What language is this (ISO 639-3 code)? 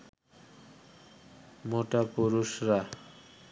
ben